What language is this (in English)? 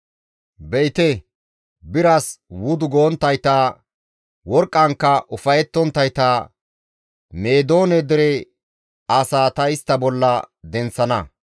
Gamo